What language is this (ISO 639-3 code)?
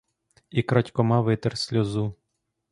ukr